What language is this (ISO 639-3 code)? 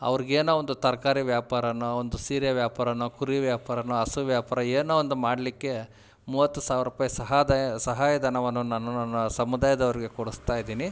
kan